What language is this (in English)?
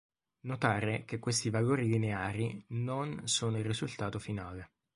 Italian